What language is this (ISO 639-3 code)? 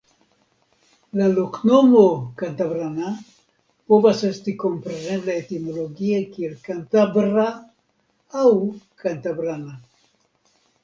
epo